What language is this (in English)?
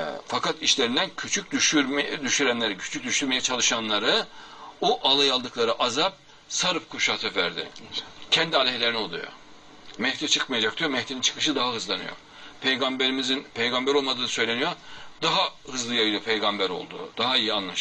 Turkish